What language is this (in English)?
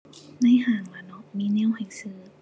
Thai